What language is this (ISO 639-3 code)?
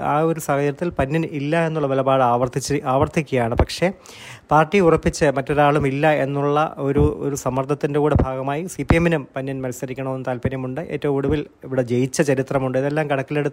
mal